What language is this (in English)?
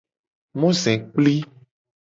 Gen